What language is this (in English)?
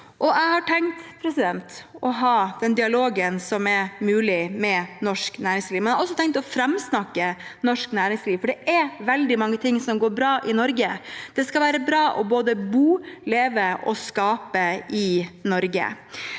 Norwegian